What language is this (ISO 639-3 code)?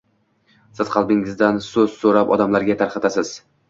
uzb